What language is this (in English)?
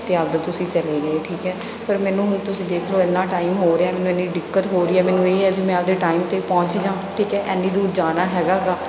Punjabi